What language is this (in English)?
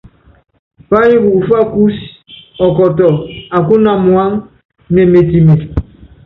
Yangben